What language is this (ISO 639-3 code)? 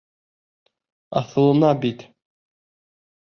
bak